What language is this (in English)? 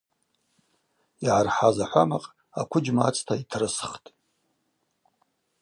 Abaza